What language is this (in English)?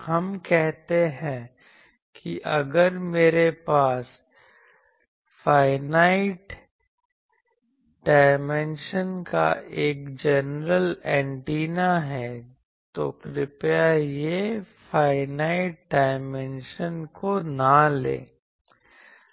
Hindi